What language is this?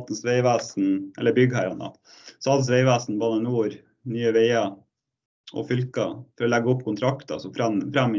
Norwegian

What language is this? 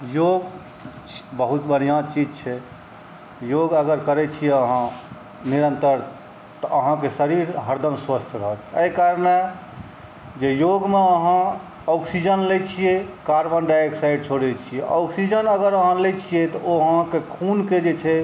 Maithili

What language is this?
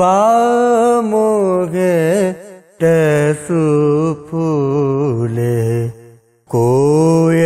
Urdu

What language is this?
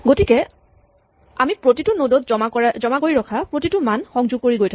Assamese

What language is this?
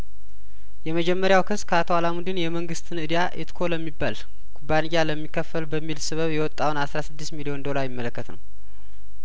Amharic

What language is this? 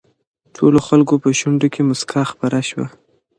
Pashto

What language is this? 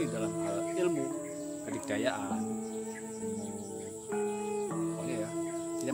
Indonesian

